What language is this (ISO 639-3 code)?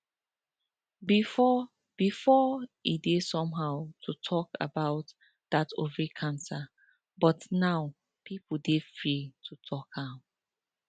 pcm